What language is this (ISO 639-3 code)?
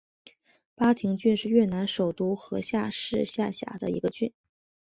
zho